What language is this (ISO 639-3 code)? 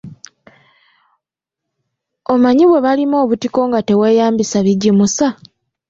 lug